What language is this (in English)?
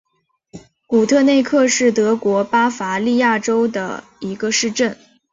Chinese